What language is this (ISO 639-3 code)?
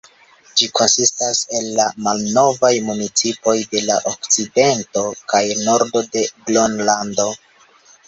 epo